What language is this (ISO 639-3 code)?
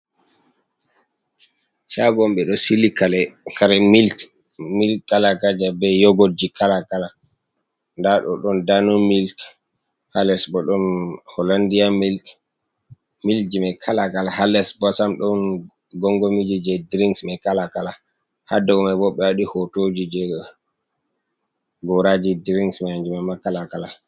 ful